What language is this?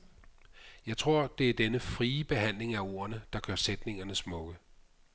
Danish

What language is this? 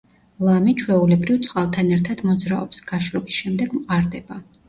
Georgian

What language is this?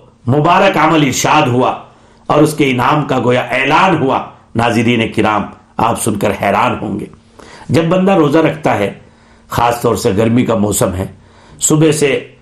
Urdu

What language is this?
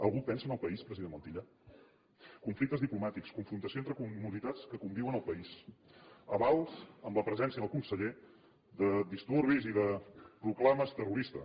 Catalan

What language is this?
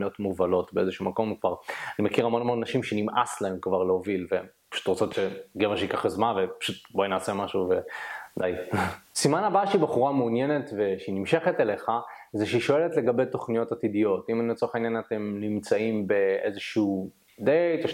Hebrew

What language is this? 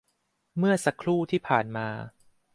Thai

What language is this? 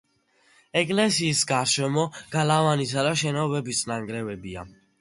Georgian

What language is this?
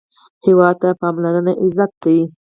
Pashto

